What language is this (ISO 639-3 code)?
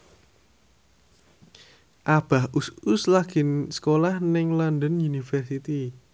jav